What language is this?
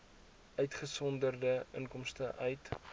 Afrikaans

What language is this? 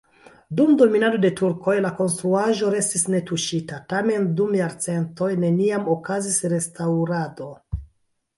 Esperanto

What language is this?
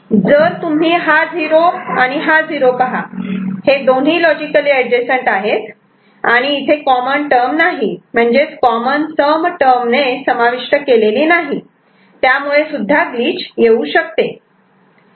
Marathi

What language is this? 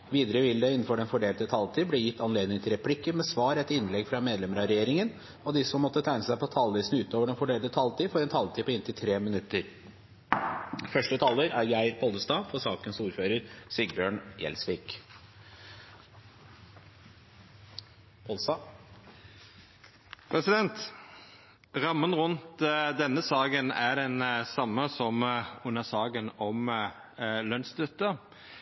Norwegian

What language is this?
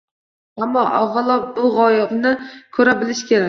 Uzbek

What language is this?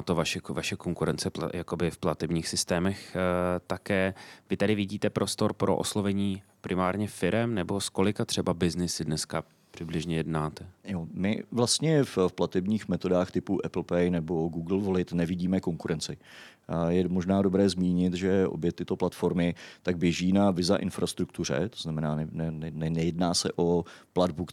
Czech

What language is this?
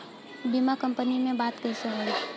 Bhojpuri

